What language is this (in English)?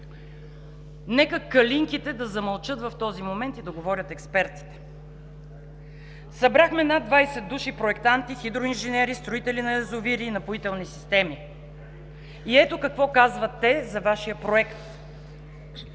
Bulgarian